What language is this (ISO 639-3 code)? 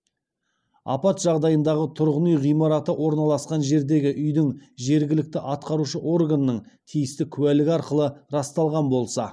kaz